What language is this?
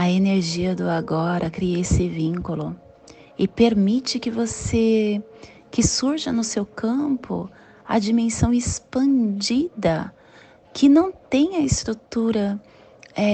Portuguese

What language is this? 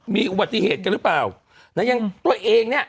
Thai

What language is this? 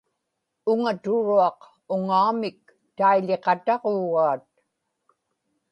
Inupiaq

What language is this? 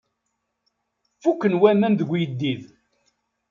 Kabyle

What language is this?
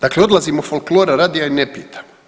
Croatian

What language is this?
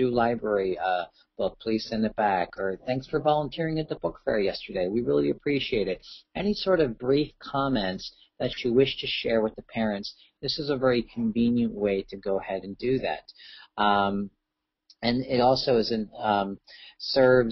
English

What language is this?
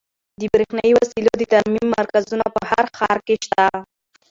Pashto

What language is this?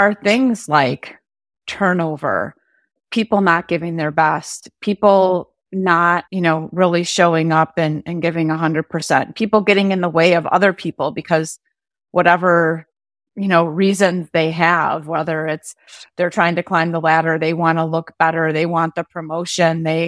English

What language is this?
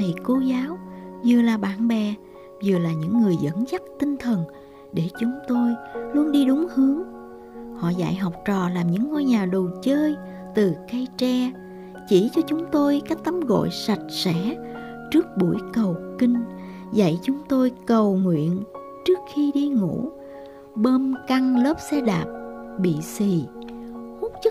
Vietnamese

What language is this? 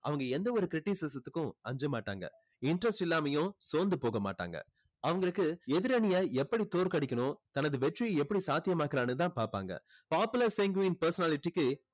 Tamil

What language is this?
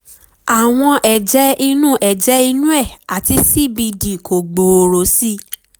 Yoruba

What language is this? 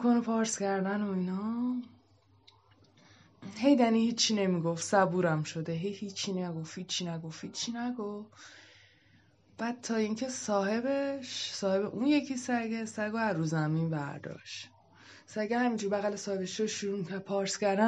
Persian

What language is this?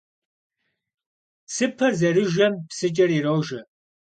Kabardian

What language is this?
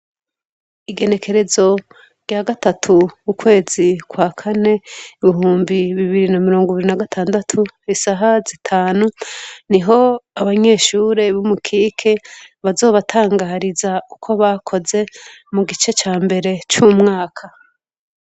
Rundi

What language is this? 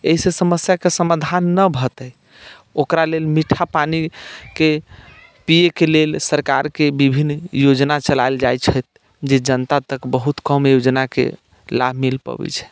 Maithili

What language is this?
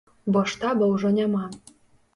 Belarusian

